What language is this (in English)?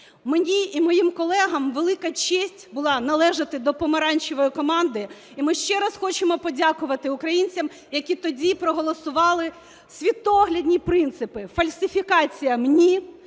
Ukrainian